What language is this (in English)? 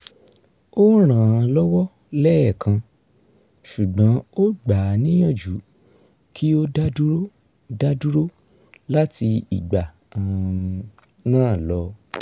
Yoruba